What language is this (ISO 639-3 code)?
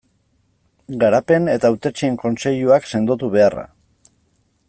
eus